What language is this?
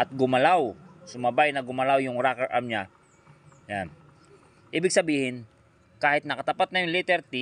Filipino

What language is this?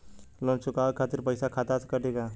Bhojpuri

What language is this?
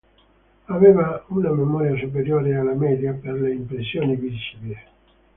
Italian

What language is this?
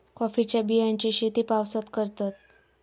Marathi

